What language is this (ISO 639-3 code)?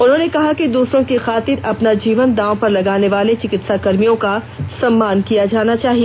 hin